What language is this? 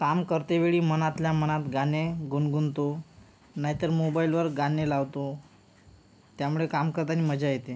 Marathi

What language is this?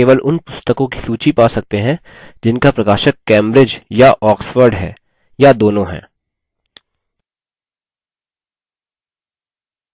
Hindi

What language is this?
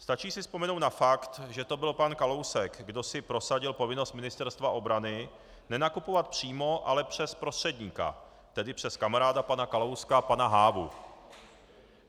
Czech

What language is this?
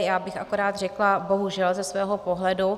Czech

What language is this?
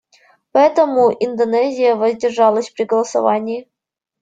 Russian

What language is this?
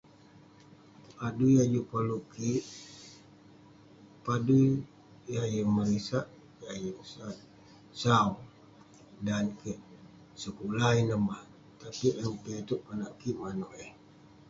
Western Penan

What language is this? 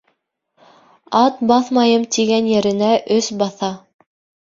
Bashkir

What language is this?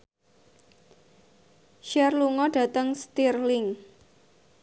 Javanese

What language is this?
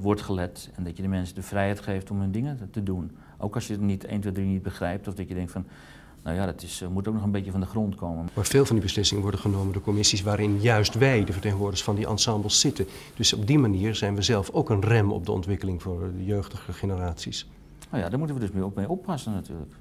Dutch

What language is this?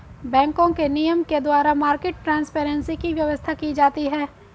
Hindi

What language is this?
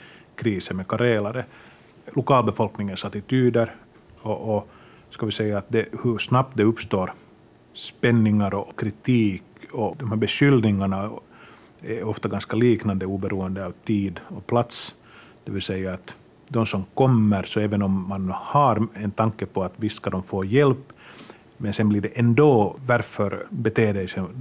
Swedish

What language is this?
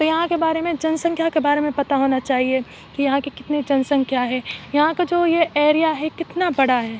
Urdu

